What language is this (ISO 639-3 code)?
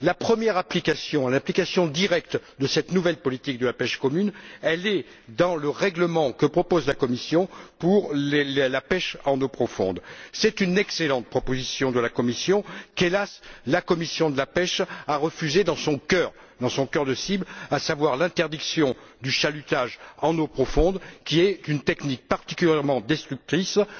fra